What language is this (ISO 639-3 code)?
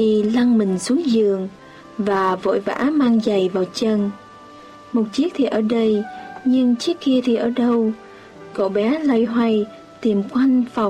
vie